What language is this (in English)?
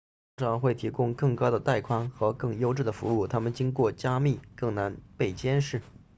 Chinese